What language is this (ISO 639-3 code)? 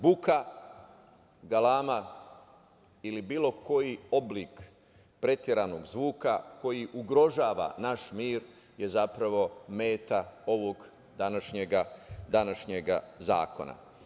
srp